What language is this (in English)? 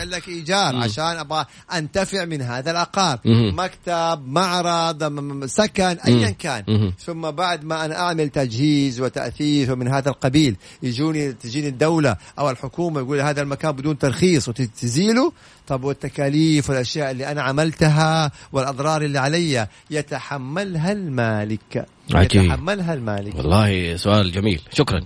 Arabic